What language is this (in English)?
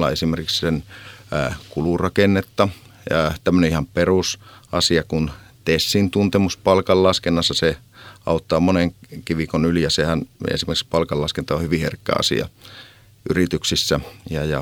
Finnish